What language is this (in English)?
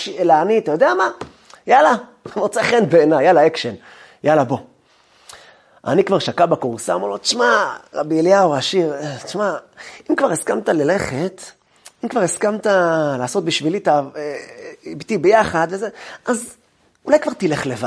Hebrew